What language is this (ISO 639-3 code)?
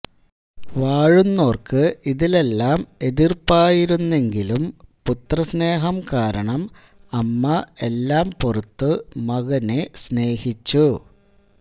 mal